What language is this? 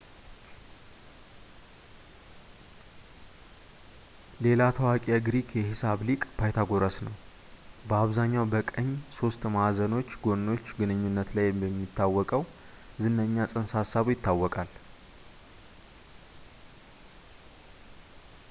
Amharic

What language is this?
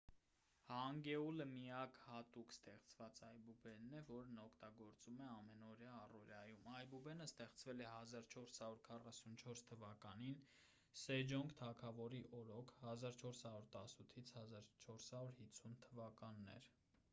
Armenian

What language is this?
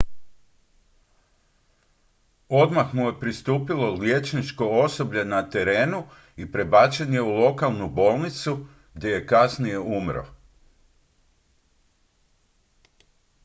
Croatian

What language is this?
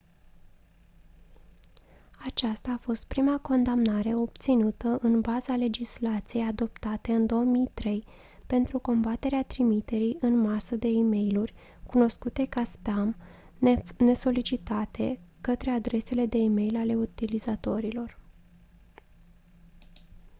Romanian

